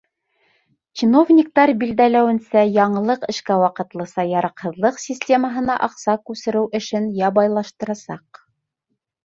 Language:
Bashkir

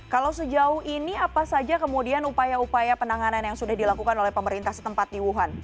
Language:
Indonesian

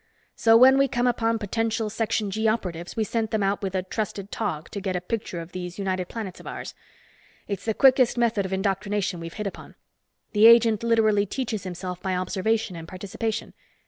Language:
English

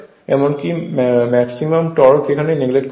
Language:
Bangla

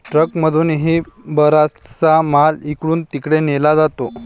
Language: Marathi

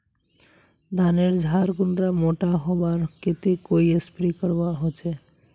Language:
Magahi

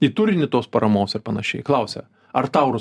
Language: Lithuanian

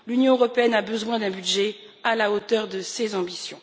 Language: French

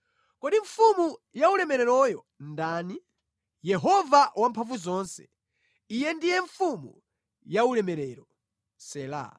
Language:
Nyanja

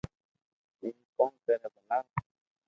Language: Loarki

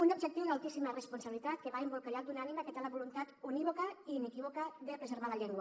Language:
Catalan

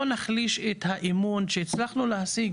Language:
Hebrew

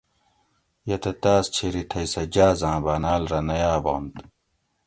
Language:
Gawri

